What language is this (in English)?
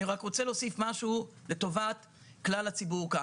Hebrew